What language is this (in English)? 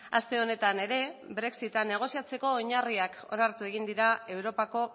Basque